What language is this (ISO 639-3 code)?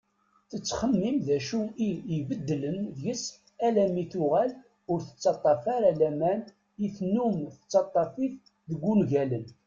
kab